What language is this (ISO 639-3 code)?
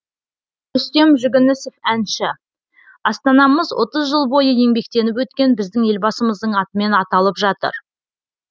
kaz